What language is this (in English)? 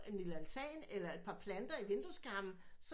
Danish